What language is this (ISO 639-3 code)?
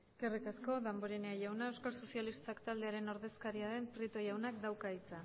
eus